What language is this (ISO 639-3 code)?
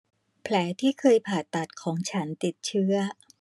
tha